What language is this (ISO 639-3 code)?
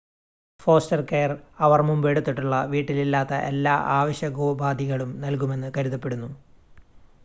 mal